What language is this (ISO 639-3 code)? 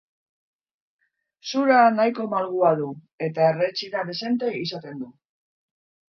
eus